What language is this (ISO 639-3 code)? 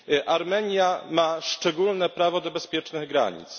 pol